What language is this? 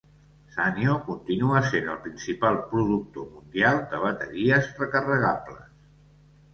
Catalan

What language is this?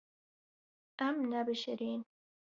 Kurdish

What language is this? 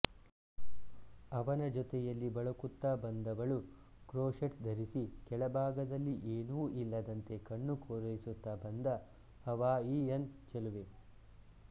Kannada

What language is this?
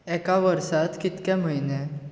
Konkani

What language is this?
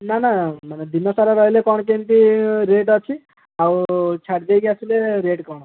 Odia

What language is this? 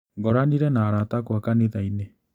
Kikuyu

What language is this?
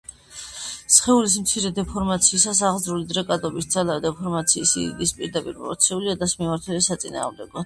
Georgian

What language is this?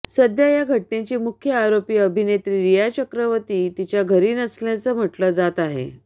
Marathi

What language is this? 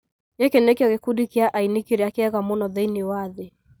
Kikuyu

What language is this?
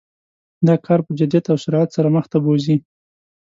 Pashto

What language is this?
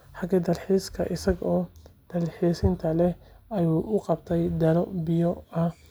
Somali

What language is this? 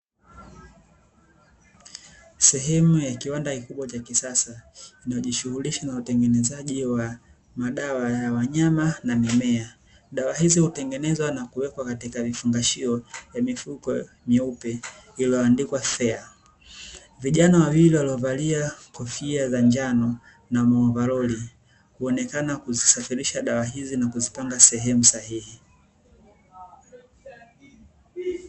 Swahili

